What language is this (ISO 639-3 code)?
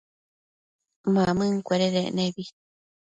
mcf